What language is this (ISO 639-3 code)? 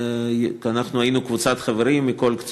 heb